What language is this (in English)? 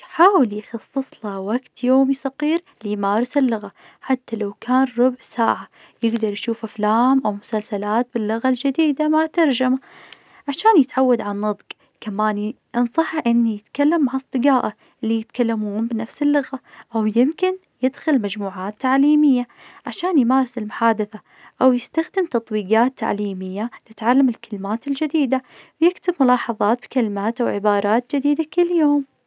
Najdi Arabic